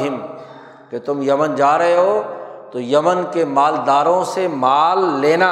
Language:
Urdu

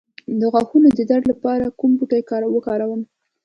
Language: Pashto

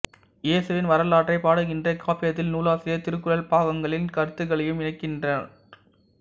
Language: Tamil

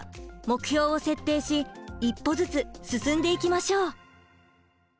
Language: Japanese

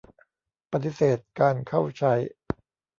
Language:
Thai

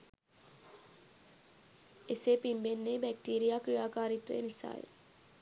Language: Sinhala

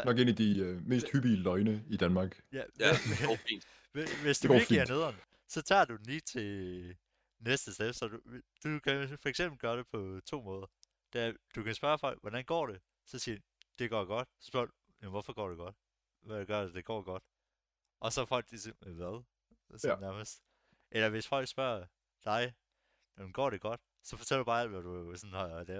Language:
Danish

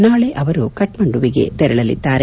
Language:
Kannada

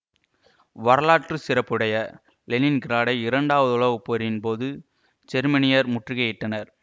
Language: Tamil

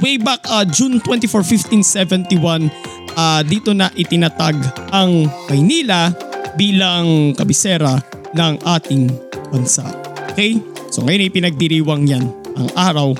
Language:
Filipino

